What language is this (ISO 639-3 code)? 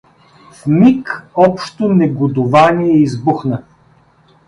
bul